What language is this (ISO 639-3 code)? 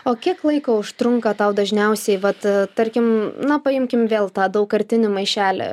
lit